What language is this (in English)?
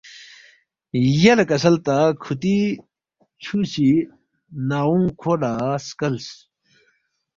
Balti